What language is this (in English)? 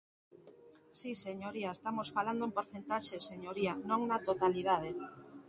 Galician